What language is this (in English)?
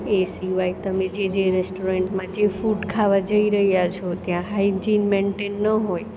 Gujarati